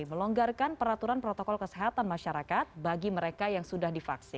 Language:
Indonesian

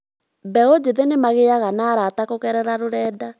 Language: Kikuyu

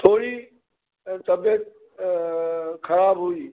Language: Sindhi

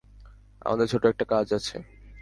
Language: Bangla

